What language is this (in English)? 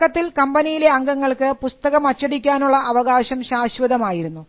Malayalam